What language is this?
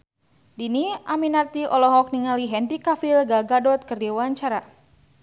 Sundanese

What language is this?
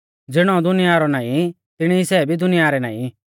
Mahasu Pahari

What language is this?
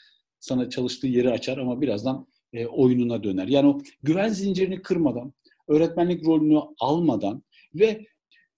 Turkish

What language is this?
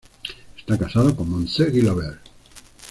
Spanish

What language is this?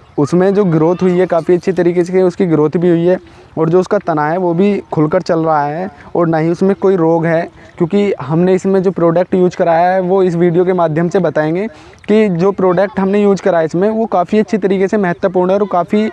Hindi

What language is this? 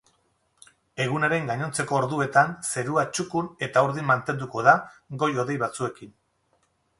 Basque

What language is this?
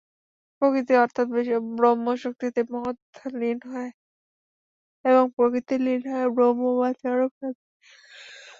Bangla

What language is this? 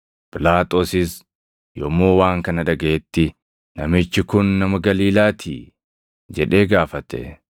Oromo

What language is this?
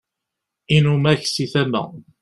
Kabyle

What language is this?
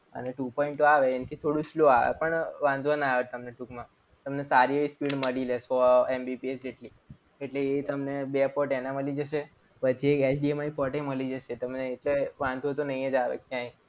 Gujarati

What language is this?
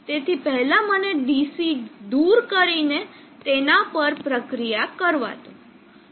Gujarati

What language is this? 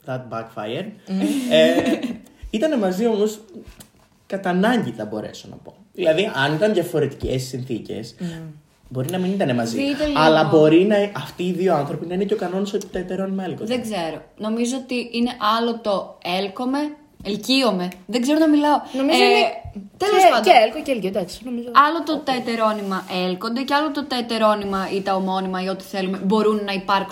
Greek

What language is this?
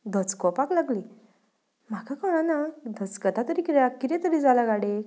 Konkani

